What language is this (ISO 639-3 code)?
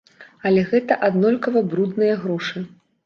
bel